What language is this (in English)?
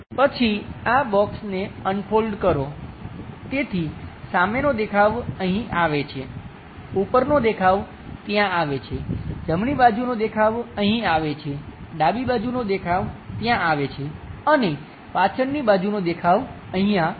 Gujarati